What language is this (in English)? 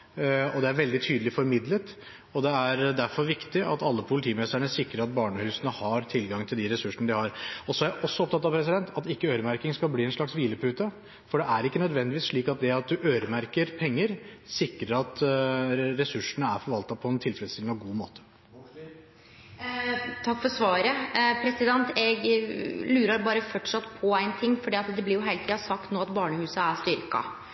Norwegian